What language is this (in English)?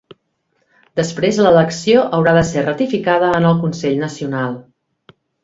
Catalan